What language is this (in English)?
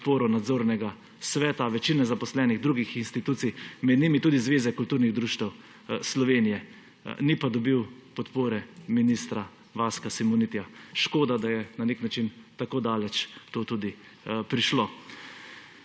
Slovenian